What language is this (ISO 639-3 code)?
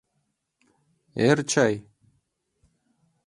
chm